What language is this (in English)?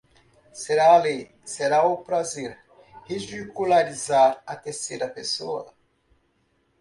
Portuguese